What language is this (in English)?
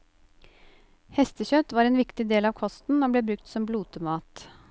Norwegian